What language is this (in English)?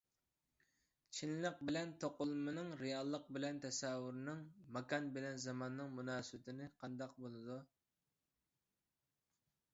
Uyghur